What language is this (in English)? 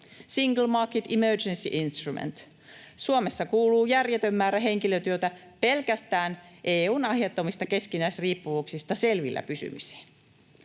Finnish